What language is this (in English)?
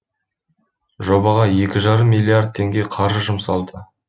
Kazakh